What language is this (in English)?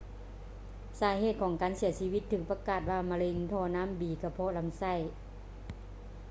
Lao